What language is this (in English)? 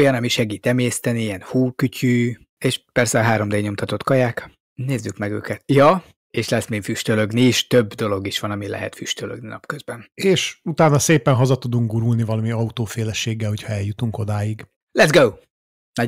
Hungarian